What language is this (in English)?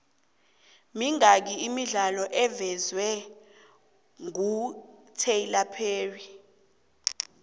South Ndebele